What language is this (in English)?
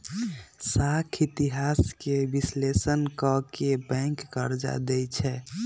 Magahi